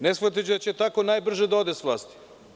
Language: Serbian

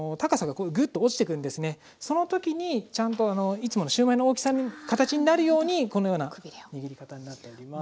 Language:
Japanese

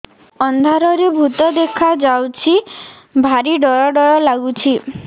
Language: Odia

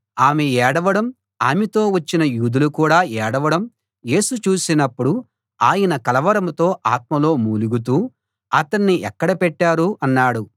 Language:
Telugu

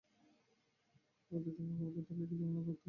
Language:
Bangla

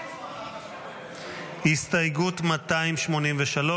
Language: Hebrew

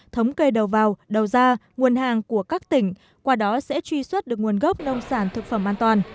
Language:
Vietnamese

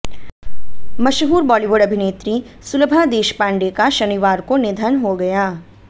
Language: Hindi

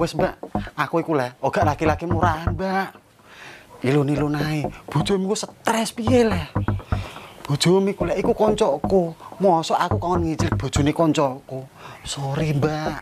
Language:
Indonesian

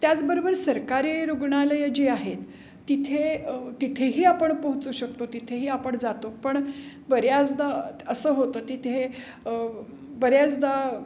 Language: Marathi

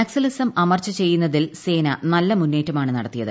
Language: Malayalam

